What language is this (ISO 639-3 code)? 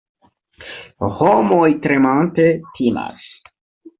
epo